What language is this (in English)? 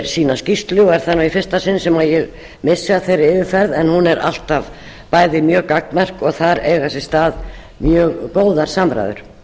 Icelandic